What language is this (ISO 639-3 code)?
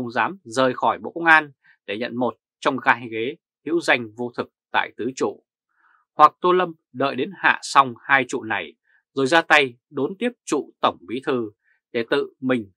vie